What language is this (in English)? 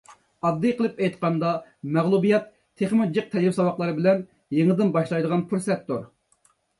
Uyghur